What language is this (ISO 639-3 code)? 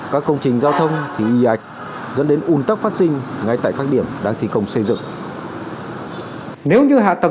vie